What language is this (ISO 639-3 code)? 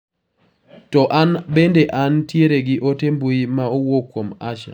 luo